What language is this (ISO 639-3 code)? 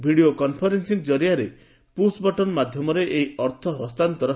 ori